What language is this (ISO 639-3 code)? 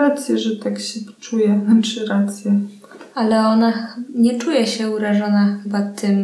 pol